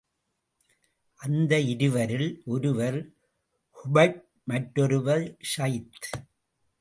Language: Tamil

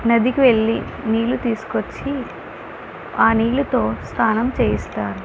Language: Telugu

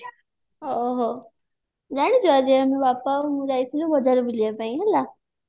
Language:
Odia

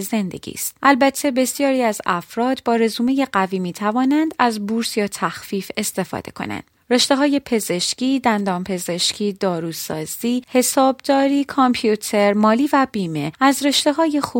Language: Persian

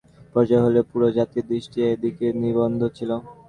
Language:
Bangla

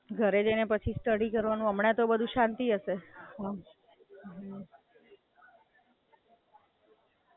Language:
Gujarati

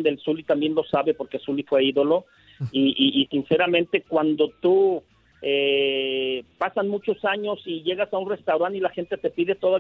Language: Spanish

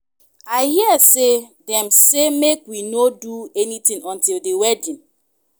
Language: Nigerian Pidgin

